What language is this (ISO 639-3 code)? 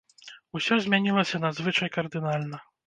bel